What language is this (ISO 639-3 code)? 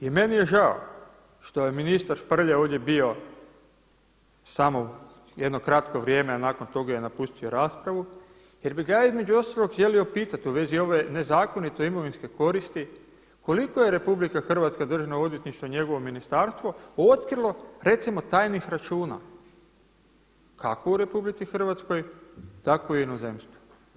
hrv